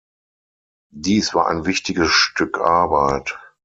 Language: German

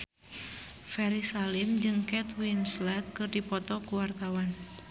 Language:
Sundanese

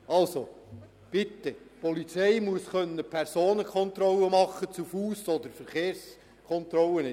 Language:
Swiss German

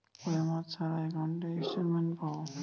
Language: Bangla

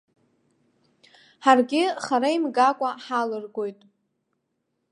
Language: Abkhazian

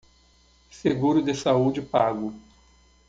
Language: Portuguese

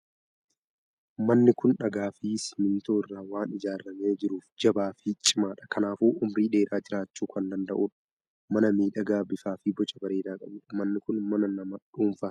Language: Oromo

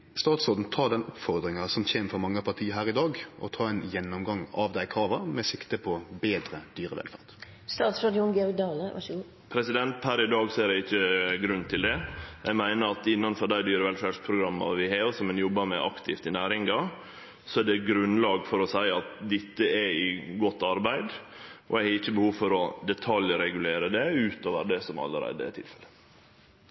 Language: Norwegian Nynorsk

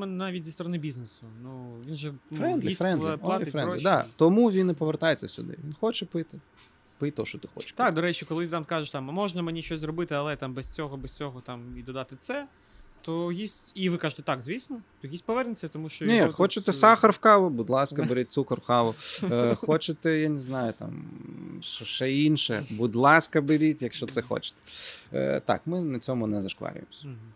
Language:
Ukrainian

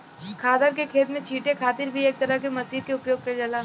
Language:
Bhojpuri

